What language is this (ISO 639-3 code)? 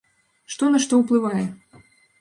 bel